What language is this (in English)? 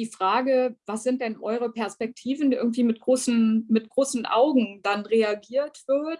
German